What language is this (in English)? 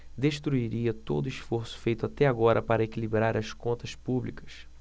Portuguese